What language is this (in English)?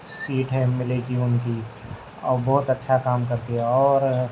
Urdu